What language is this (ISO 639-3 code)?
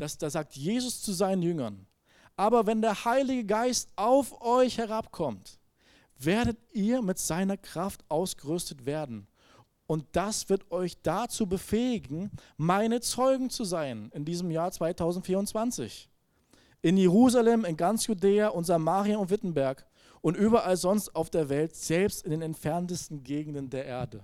deu